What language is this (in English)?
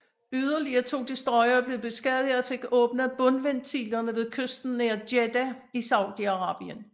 Danish